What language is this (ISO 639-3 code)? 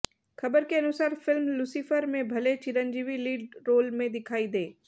hin